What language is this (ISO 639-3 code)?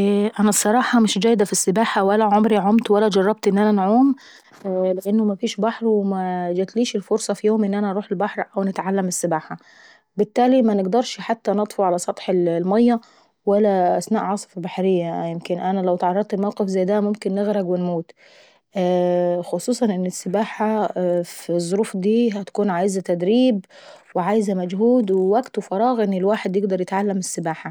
aec